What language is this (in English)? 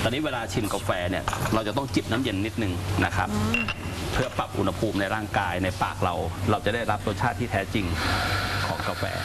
Thai